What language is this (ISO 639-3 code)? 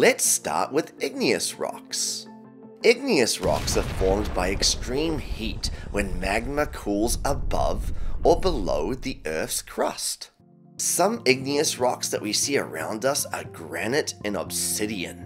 eng